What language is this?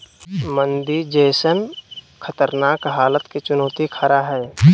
Magahi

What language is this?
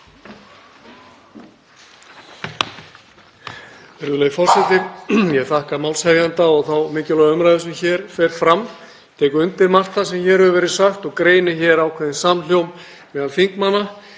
Icelandic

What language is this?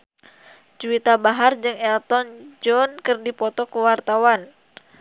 Sundanese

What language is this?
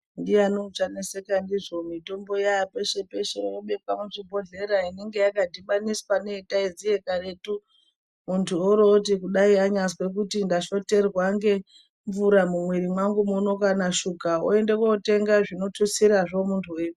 Ndau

